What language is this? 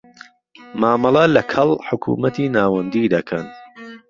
Central Kurdish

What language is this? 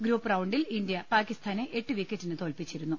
Malayalam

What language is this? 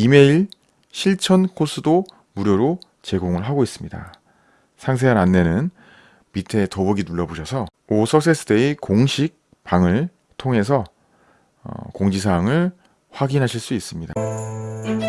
Korean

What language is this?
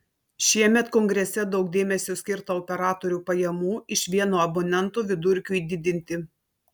Lithuanian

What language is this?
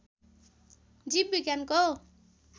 Nepali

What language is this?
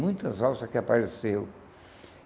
Portuguese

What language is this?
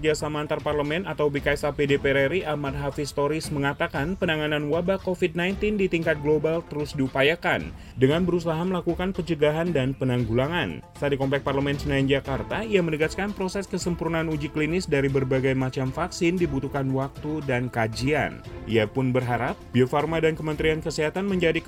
Indonesian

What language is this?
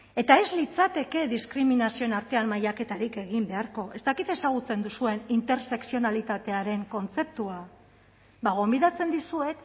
Basque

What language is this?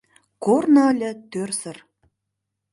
Mari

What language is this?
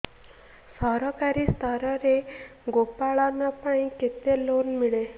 Odia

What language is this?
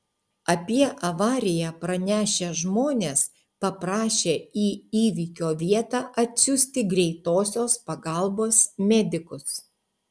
Lithuanian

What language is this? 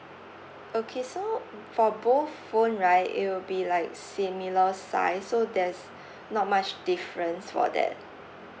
English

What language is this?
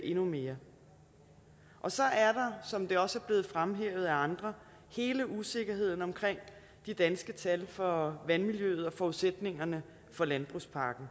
Danish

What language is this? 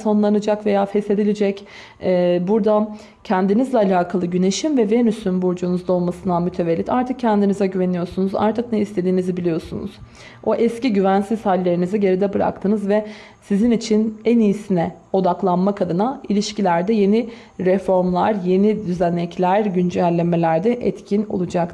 Turkish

